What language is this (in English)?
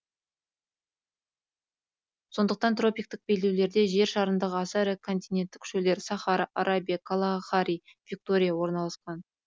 Kazakh